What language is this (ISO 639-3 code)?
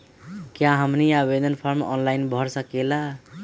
mag